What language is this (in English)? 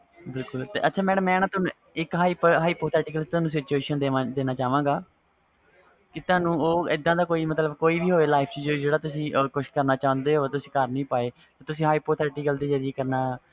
Punjabi